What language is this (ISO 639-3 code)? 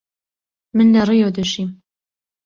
ckb